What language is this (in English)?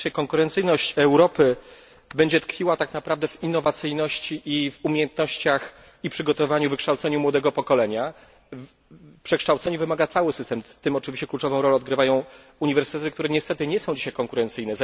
Polish